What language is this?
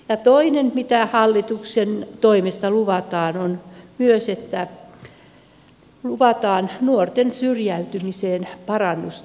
Finnish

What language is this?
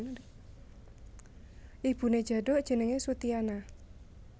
Javanese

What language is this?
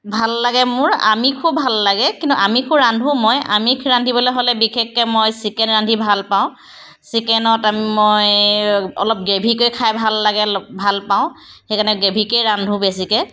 Assamese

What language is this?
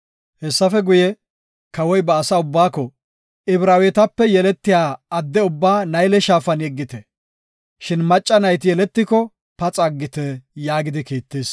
Gofa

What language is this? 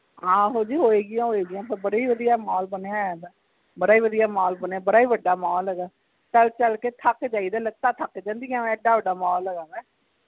Punjabi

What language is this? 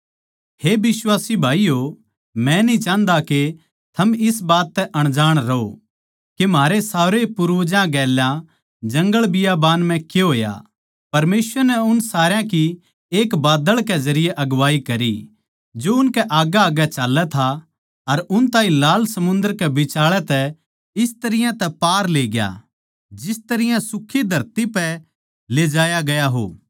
Haryanvi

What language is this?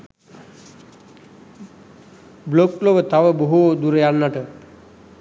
Sinhala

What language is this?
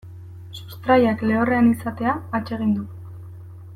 Basque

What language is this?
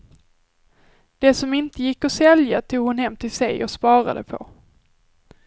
Swedish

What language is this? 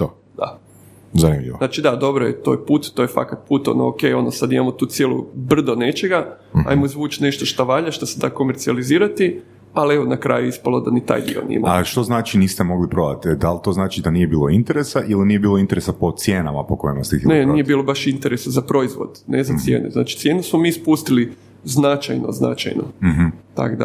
Croatian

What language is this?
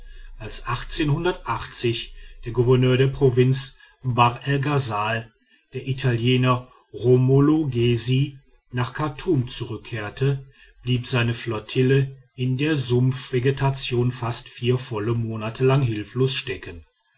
German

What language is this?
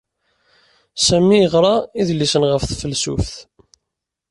Kabyle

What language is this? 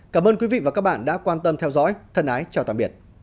Vietnamese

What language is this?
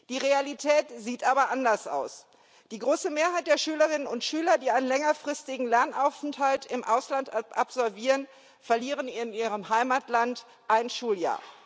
German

